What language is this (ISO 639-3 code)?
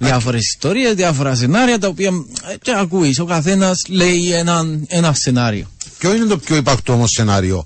ell